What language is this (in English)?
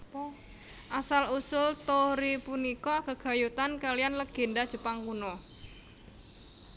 Javanese